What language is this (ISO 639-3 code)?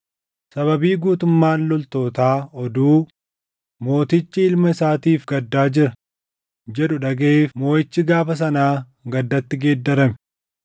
orm